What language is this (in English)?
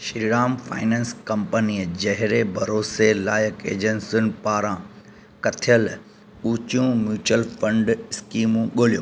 Sindhi